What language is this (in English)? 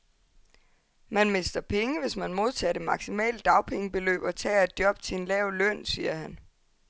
Danish